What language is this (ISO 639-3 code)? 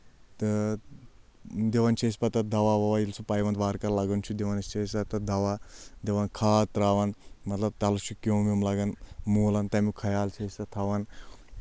kas